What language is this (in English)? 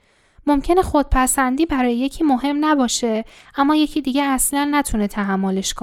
Persian